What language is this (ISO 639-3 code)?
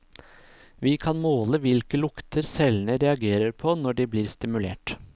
nor